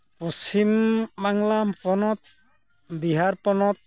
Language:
Santali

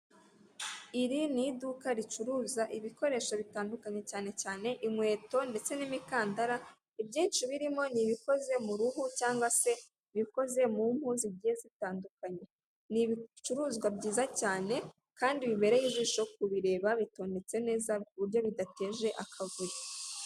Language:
Kinyarwanda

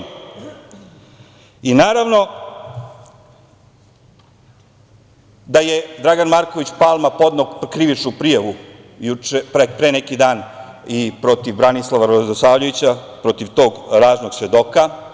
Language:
Serbian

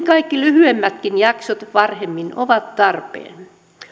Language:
Finnish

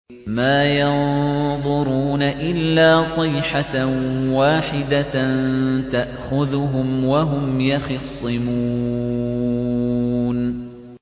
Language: Arabic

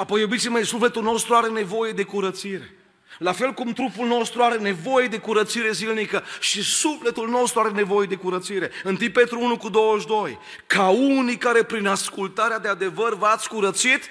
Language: Romanian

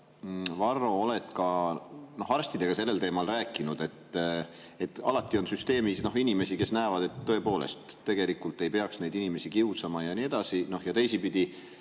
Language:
Estonian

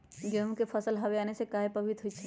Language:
Magahi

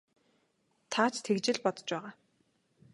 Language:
Mongolian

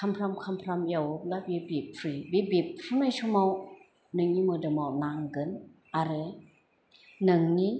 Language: Bodo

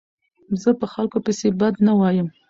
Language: Pashto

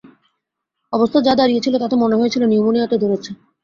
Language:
Bangla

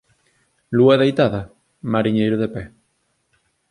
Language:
Galician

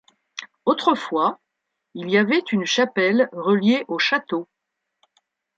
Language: French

